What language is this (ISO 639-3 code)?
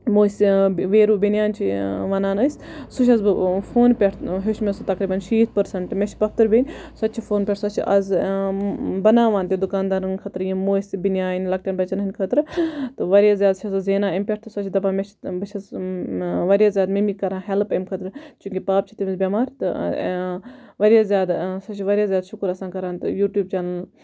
kas